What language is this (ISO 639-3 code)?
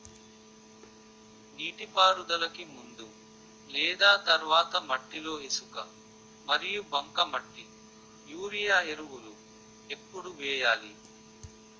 tel